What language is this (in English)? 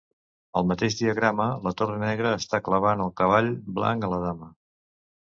Catalan